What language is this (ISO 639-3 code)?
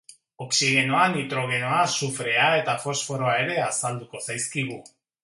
eus